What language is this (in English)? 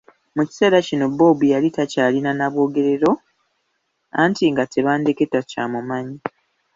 Ganda